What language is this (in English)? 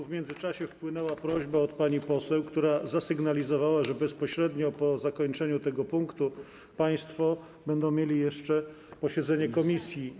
Polish